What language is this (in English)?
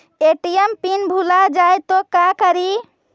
Magahi